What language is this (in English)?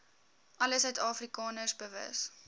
Afrikaans